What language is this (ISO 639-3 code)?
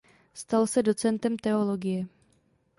ces